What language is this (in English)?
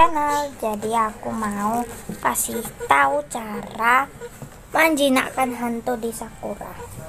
Indonesian